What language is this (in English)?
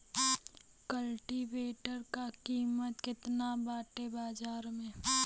Bhojpuri